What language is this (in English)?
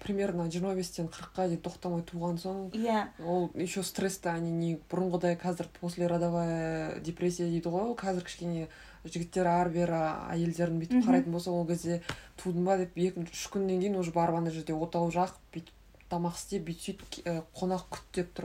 Russian